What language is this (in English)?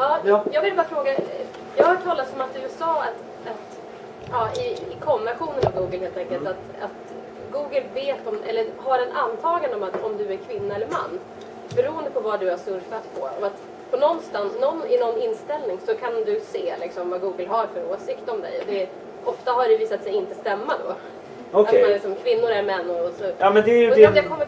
Swedish